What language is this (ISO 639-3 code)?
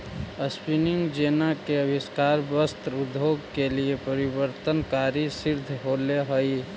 mag